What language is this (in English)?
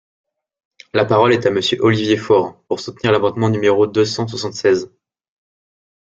French